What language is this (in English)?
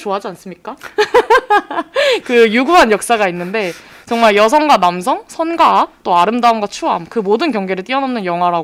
Korean